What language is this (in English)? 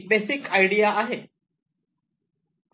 Marathi